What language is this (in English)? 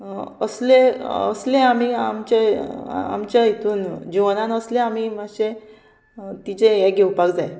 Konkani